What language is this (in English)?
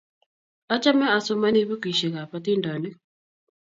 Kalenjin